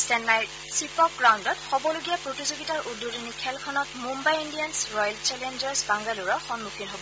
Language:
Assamese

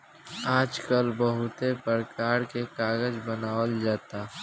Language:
Bhojpuri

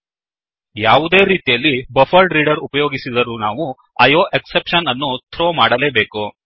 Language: Kannada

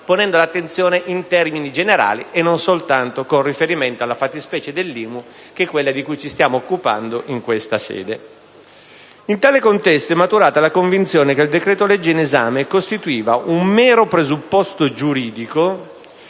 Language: Italian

